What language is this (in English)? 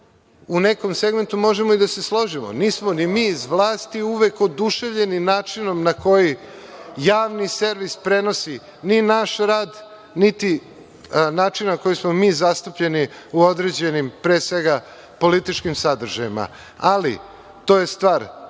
Serbian